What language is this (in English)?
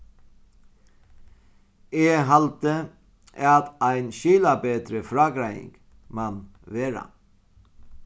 Faroese